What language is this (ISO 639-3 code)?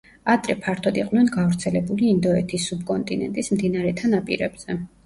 kat